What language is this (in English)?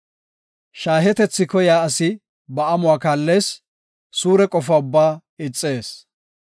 Gofa